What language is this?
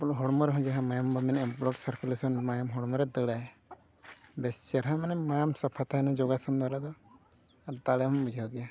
Santali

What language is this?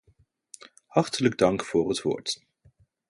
Dutch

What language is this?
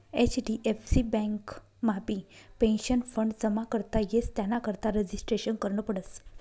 Marathi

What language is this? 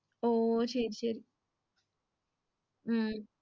Tamil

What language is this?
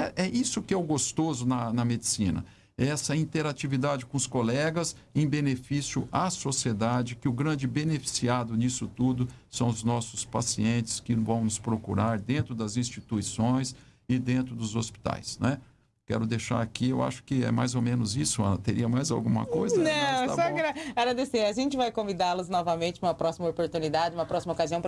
Portuguese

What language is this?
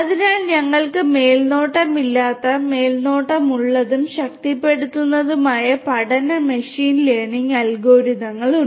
Malayalam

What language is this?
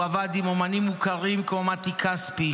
Hebrew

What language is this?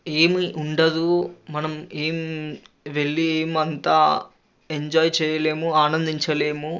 Telugu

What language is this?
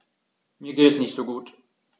German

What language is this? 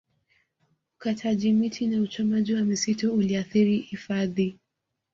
Swahili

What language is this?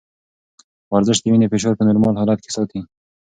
Pashto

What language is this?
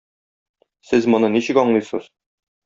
Tatar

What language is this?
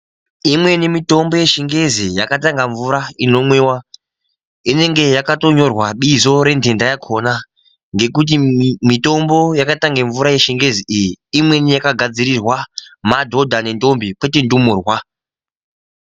Ndau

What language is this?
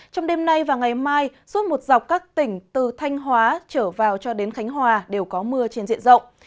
Vietnamese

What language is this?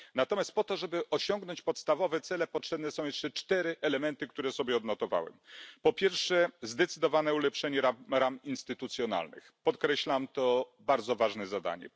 Polish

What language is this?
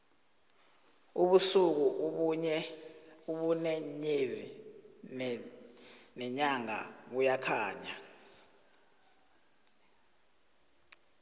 South Ndebele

